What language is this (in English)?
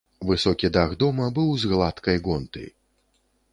Belarusian